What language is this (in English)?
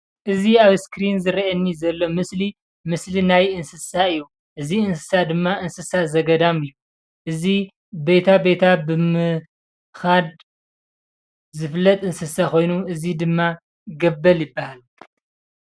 Tigrinya